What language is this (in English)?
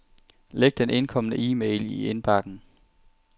Danish